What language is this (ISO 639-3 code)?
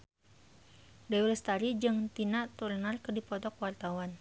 sun